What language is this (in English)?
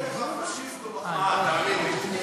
Hebrew